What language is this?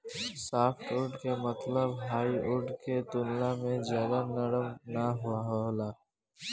Bhojpuri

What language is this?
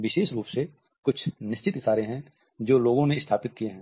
Hindi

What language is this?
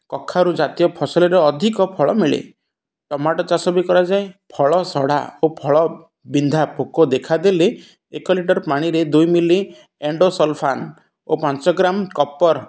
Odia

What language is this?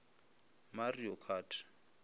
Northern Sotho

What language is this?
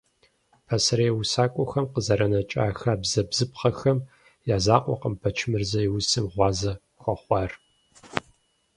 Kabardian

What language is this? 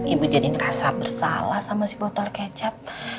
Indonesian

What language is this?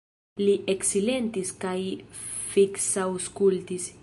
Esperanto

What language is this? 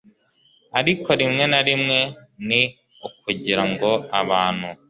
Kinyarwanda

